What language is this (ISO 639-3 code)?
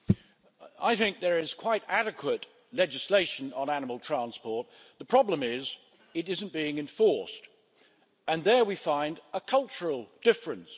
eng